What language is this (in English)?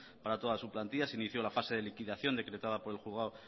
Spanish